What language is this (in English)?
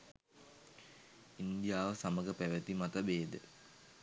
Sinhala